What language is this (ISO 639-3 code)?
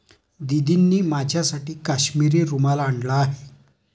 mar